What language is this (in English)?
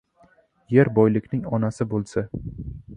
Uzbek